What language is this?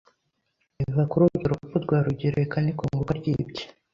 Kinyarwanda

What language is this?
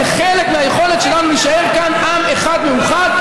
Hebrew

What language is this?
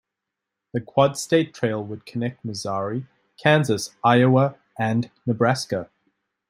English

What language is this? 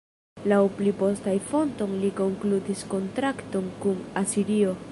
Esperanto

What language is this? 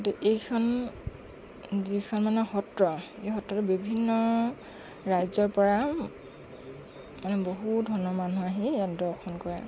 Assamese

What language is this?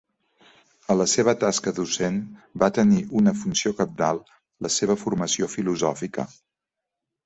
Catalan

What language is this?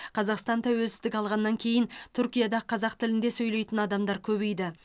Kazakh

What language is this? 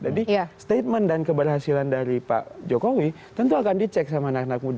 Indonesian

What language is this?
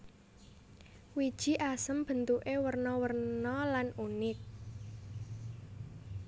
Javanese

